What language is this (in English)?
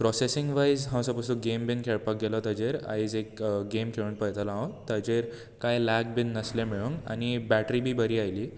Konkani